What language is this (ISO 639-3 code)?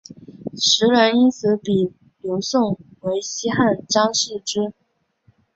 zho